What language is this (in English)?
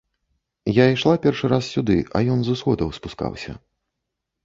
Belarusian